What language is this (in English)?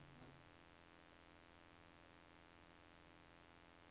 Norwegian